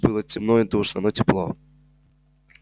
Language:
Russian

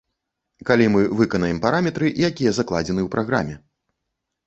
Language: Belarusian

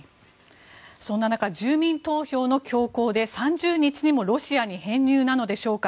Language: Japanese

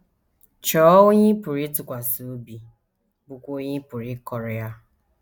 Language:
Igbo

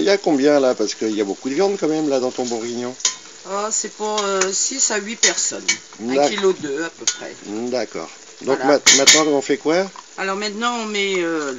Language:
French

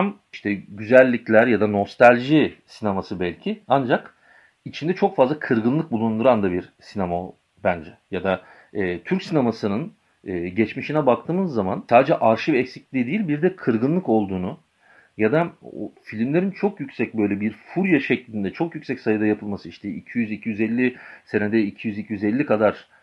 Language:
Turkish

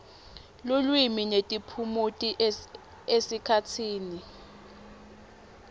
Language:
Swati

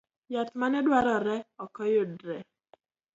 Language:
Luo (Kenya and Tanzania)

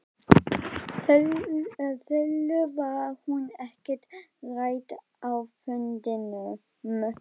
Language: Icelandic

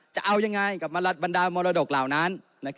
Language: Thai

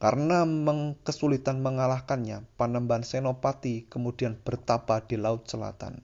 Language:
Indonesian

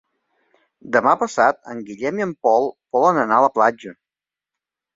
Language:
Catalan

